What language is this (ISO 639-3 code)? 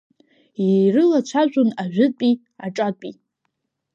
abk